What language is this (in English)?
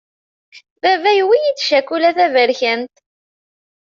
Kabyle